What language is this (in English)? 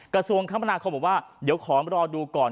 Thai